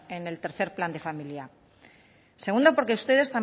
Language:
Spanish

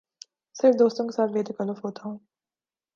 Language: Urdu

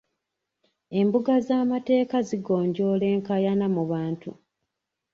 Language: Ganda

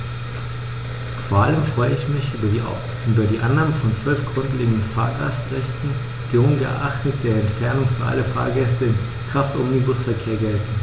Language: German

